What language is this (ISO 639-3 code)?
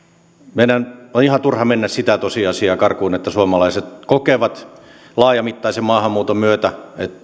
fin